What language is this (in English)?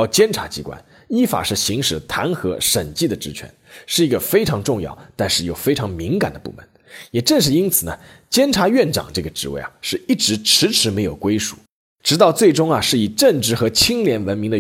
Chinese